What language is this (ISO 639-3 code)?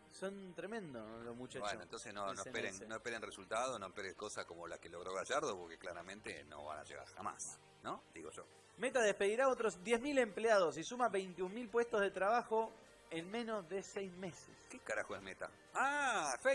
spa